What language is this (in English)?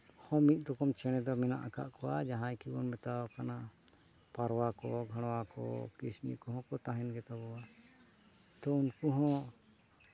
Santali